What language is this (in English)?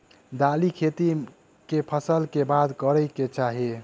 Maithili